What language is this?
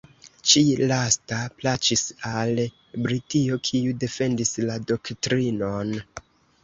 Esperanto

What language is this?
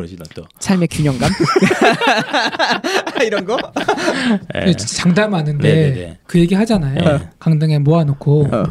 Korean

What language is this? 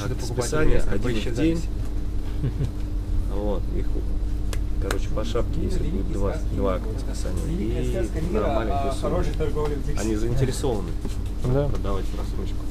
Russian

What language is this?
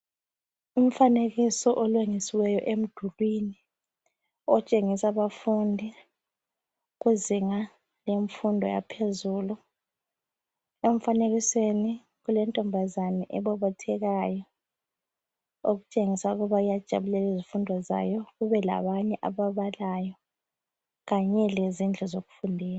North Ndebele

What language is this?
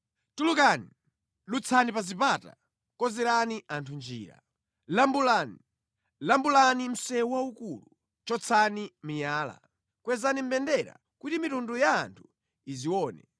Nyanja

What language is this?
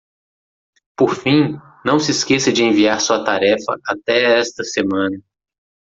Portuguese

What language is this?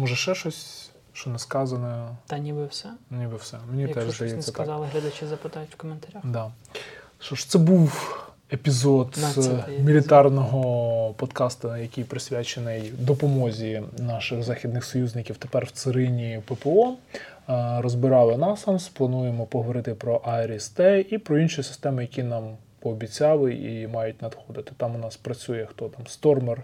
Ukrainian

